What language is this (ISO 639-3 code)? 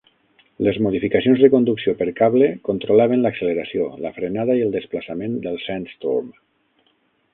cat